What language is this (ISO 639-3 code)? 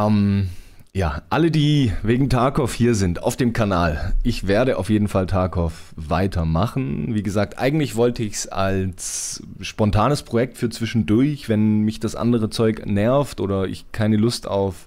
deu